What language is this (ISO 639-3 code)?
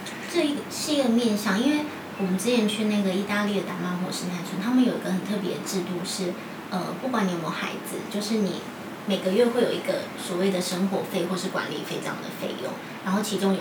zho